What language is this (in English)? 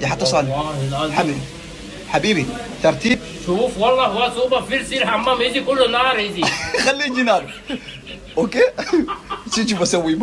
Arabic